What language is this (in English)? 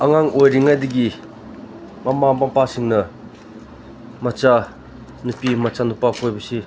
Manipuri